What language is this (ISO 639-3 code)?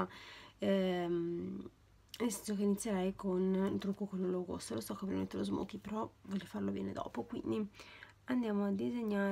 ita